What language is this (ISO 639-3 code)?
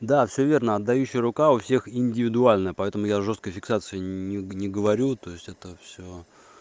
rus